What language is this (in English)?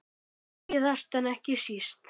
Icelandic